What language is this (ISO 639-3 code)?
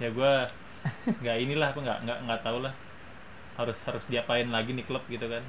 ind